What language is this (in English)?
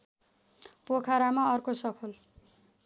Nepali